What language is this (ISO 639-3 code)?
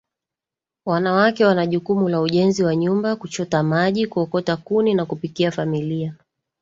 swa